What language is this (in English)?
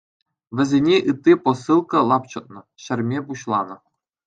Chuvash